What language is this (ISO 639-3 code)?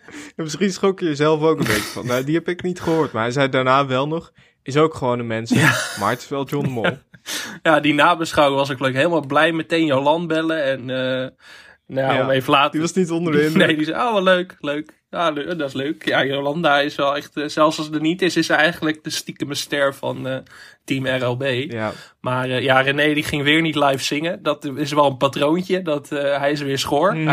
nld